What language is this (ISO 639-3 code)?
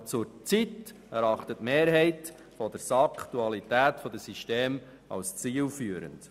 gsw